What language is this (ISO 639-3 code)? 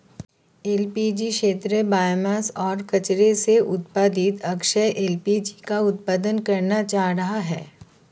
hin